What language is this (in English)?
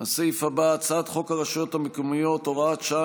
Hebrew